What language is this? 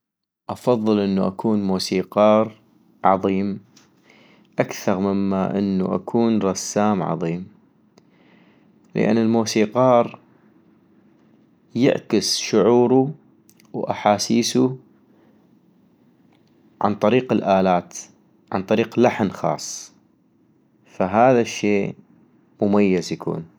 North Mesopotamian Arabic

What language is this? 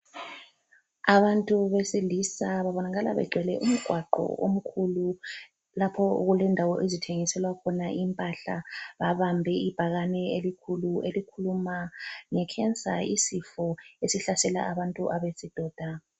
North Ndebele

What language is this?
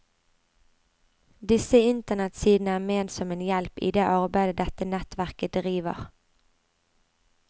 Norwegian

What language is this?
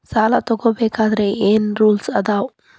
Kannada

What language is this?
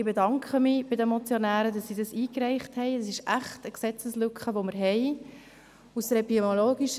Swiss German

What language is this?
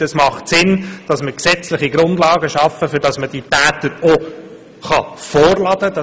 Swiss German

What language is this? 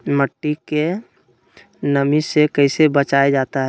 Magahi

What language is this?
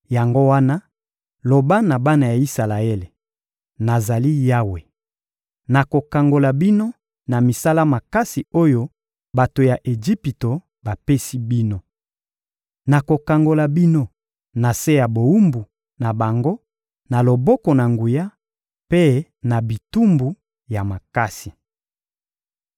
Lingala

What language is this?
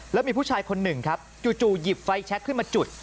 Thai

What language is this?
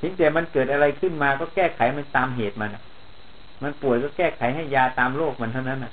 Thai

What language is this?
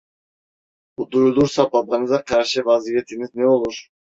Turkish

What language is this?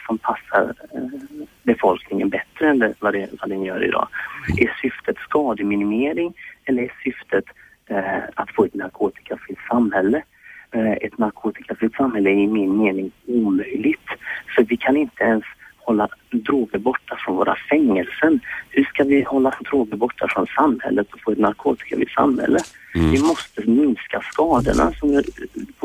Swedish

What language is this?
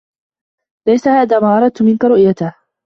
Arabic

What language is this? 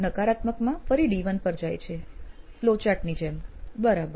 Gujarati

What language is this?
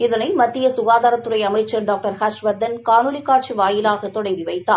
Tamil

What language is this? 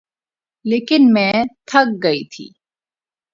Urdu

